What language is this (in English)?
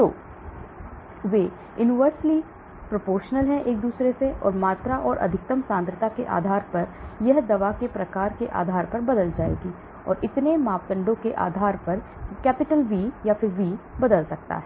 Hindi